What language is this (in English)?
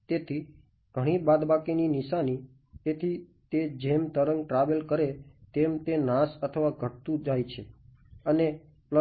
Gujarati